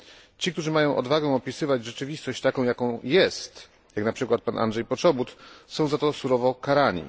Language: Polish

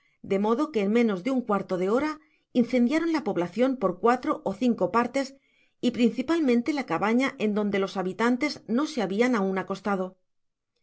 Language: Spanish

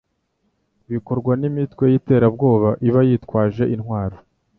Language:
Kinyarwanda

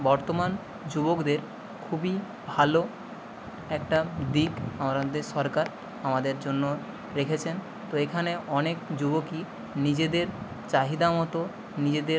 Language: Bangla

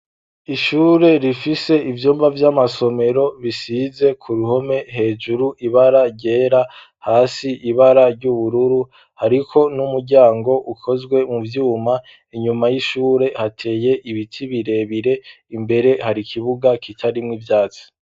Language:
Rundi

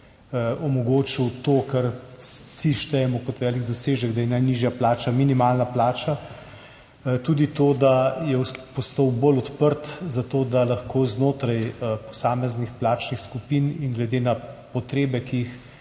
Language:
Slovenian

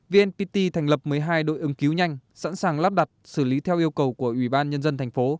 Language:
Vietnamese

